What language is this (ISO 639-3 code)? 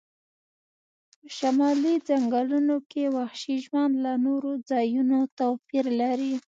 pus